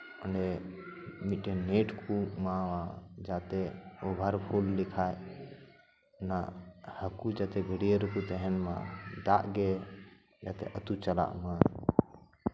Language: Santali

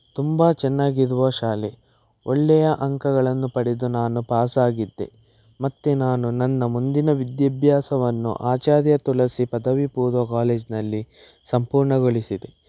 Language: Kannada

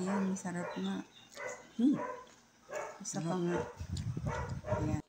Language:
Filipino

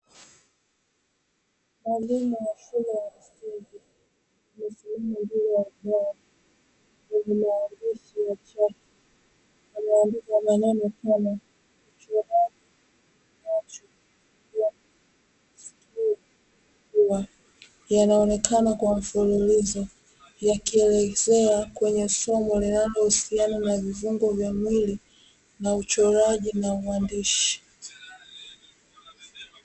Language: Swahili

